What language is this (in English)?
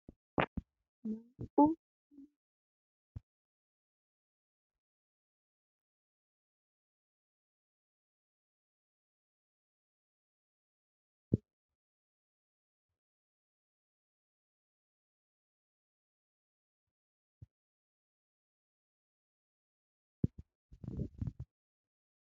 Wolaytta